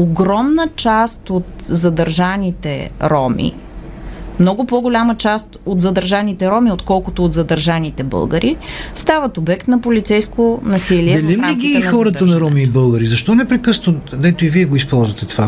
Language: Bulgarian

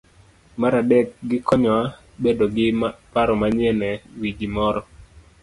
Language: Luo (Kenya and Tanzania)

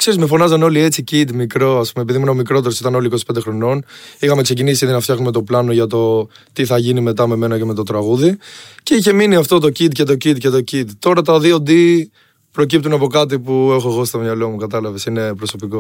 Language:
Greek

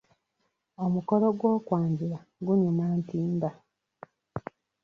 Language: Ganda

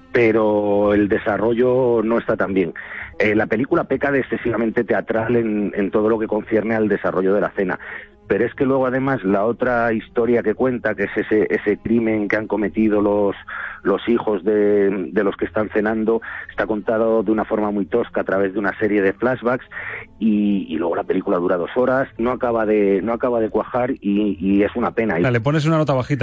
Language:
Spanish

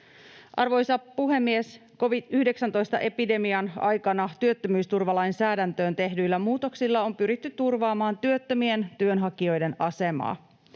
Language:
Finnish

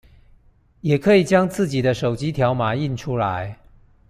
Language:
Chinese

